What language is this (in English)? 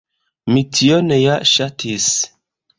Esperanto